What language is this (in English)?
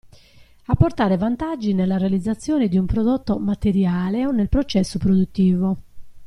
Italian